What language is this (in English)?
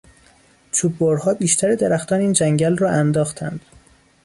Persian